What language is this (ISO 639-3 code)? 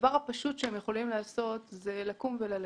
heb